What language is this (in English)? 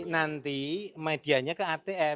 Indonesian